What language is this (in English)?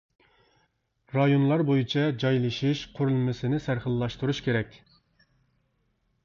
Uyghur